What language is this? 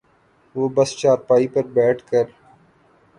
Urdu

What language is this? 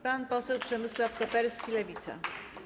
Polish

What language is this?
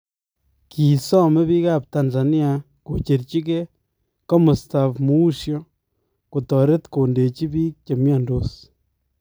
Kalenjin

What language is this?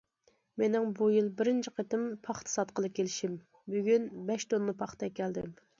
Uyghur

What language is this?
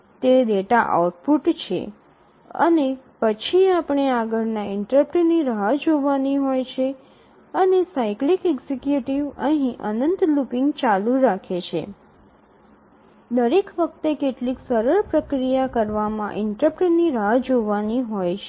Gujarati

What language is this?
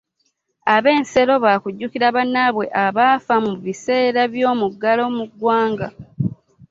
Ganda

